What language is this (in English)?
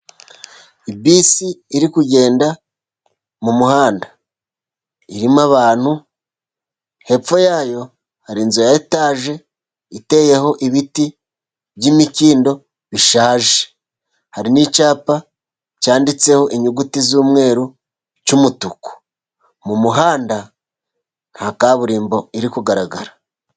Kinyarwanda